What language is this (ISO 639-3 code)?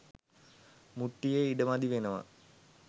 sin